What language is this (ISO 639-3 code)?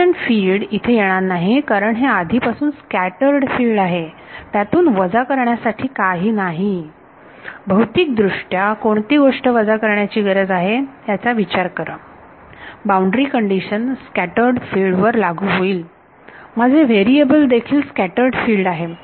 mar